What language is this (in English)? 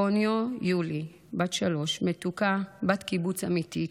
Hebrew